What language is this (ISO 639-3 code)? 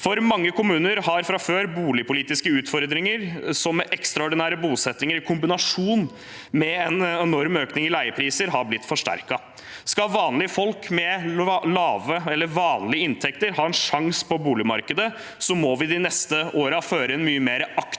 nor